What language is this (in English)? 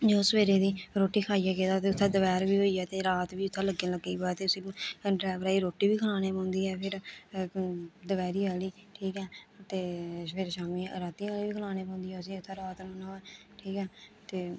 Dogri